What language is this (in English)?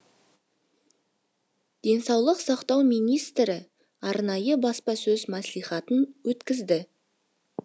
Kazakh